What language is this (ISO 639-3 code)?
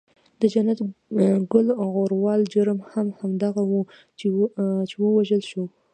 pus